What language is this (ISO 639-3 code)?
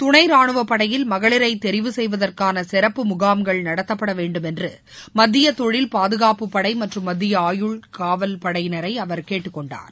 tam